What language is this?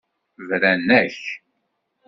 Kabyle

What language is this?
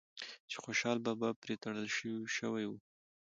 Pashto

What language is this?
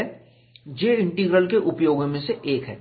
Hindi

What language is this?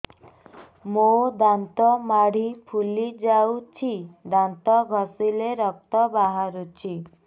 Odia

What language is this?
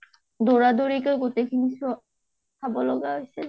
Assamese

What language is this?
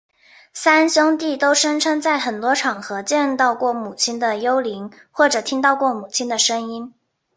Chinese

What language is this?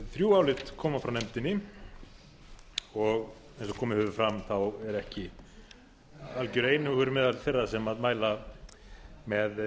Icelandic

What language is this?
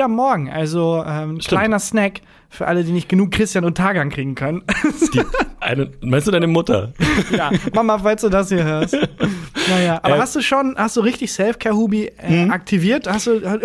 German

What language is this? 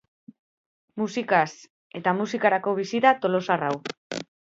Basque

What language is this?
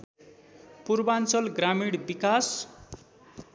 Nepali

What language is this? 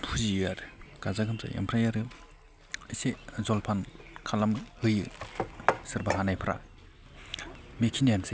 Bodo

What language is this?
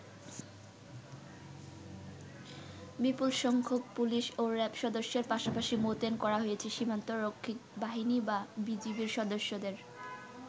Bangla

